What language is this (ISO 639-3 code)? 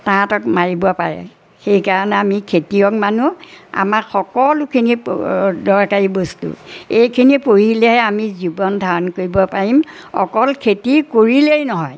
asm